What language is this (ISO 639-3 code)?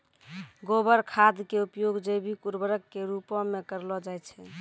mai